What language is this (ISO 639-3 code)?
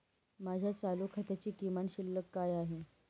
mar